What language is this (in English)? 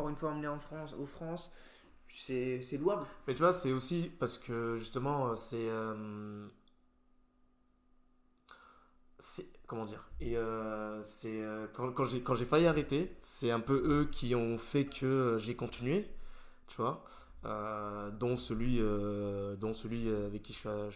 French